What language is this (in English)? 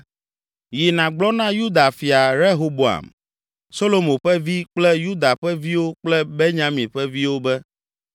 Ewe